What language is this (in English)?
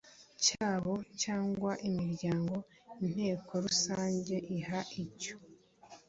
Kinyarwanda